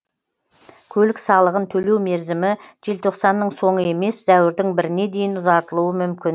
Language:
Kazakh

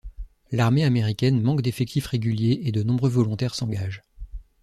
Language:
French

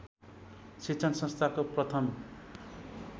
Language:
Nepali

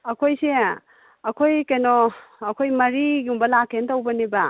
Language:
Manipuri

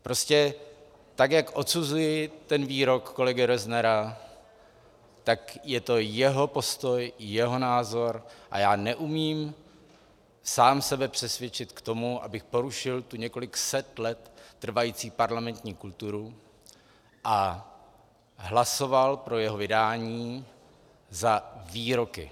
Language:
Czech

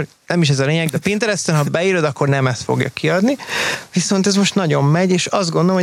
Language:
Hungarian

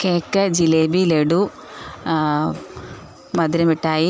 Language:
Malayalam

